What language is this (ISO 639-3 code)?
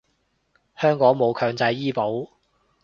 yue